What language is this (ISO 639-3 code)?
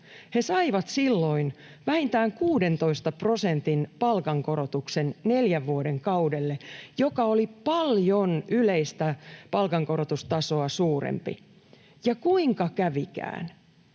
fin